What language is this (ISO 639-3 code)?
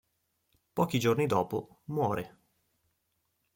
ita